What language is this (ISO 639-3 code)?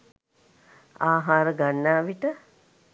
sin